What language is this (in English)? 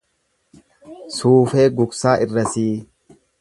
Oromo